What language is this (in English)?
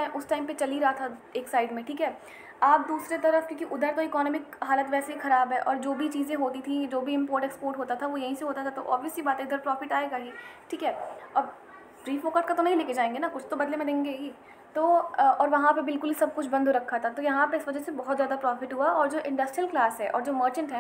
Hindi